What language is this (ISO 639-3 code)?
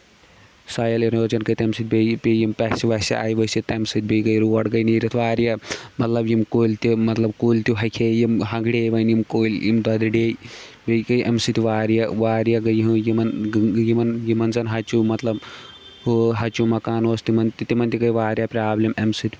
kas